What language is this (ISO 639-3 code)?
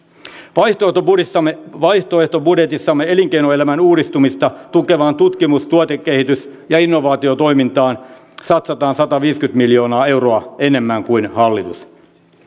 fin